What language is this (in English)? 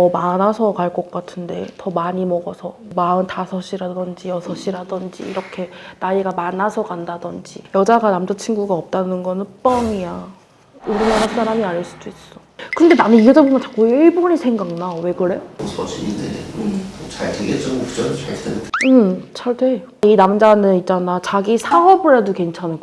Korean